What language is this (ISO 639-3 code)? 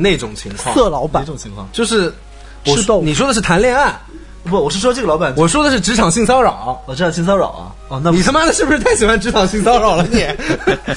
zho